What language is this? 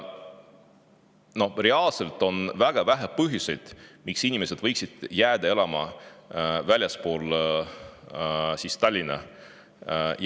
Estonian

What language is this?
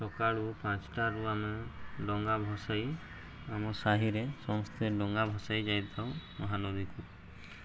Odia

